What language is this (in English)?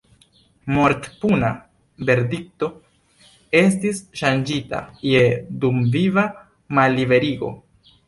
Esperanto